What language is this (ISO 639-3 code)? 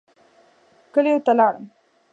pus